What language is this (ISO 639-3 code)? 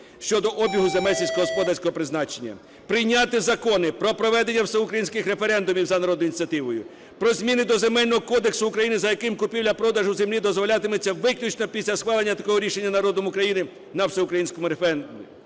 ukr